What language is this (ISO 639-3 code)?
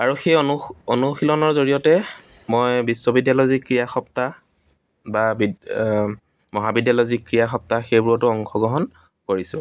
asm